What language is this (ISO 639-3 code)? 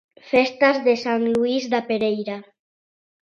glg